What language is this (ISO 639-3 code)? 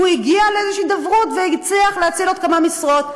heb